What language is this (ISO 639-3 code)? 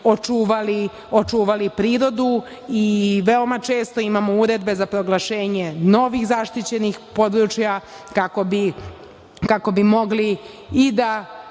srp